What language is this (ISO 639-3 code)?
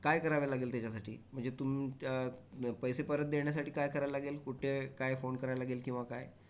mar